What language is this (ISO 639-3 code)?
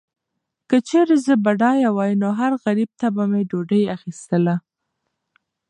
pus